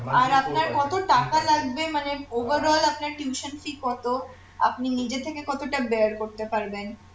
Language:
Bangla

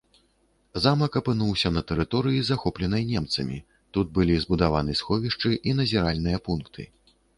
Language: Belarusian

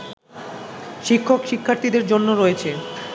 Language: Bangla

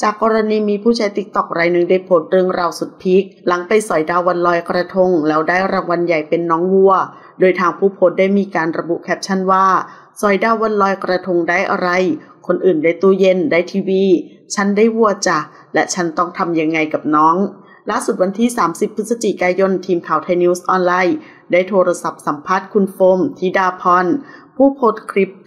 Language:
Thai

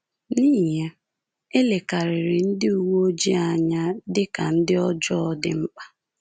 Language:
Igbo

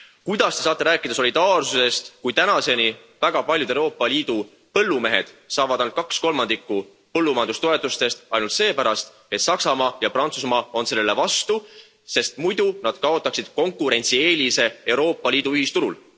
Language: Estonian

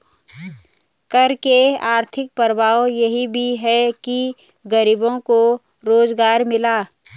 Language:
Hindi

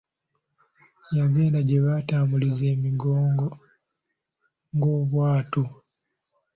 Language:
Ganda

